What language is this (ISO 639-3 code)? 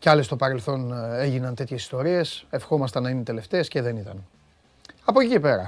ell